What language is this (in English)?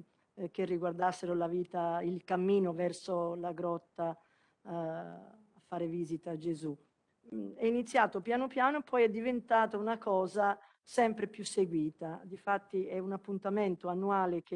Italian